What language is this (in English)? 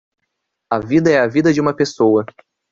Portuguese